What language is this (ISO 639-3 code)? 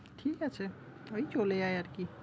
ben